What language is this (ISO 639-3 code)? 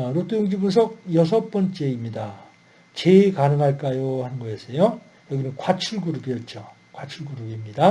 kor